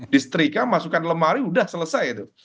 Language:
Indonesian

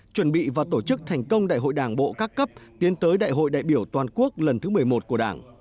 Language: Vietnamese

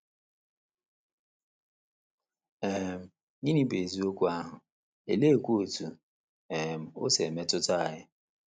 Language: Igbo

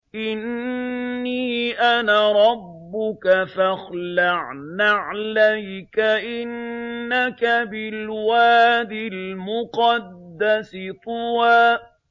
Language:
Arabic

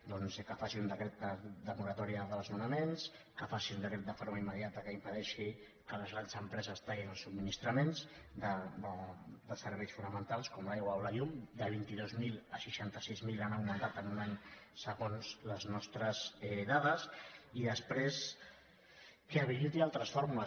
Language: Catalan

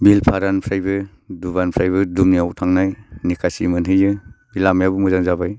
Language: Bodo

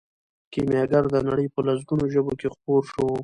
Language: Pashto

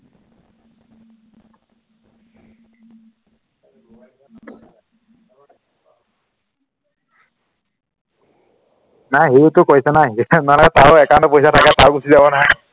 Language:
Assamese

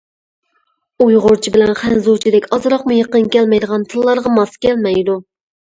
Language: Uyghur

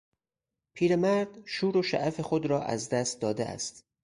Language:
Persian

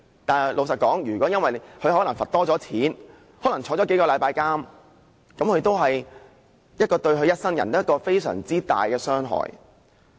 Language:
Cantonese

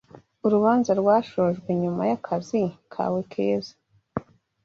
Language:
Kinyarwanda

